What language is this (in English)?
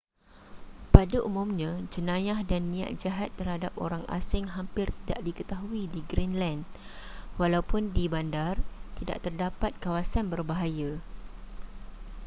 Malay